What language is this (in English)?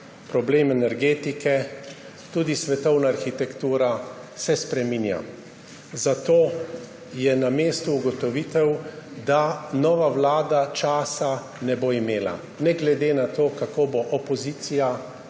Slovenian